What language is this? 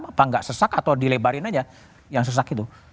Indonesian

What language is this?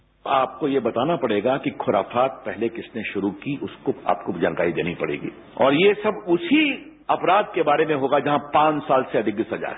Hindi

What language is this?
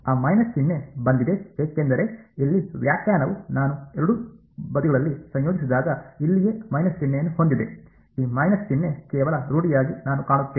Kannada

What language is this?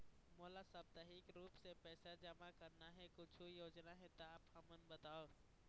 Chhattisgarhi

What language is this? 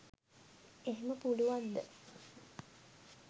Sinhala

